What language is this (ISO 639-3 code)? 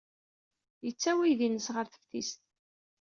kab